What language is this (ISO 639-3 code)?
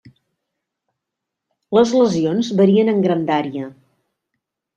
cat